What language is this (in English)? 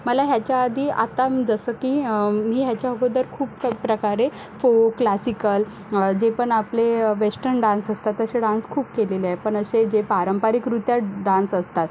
Marathi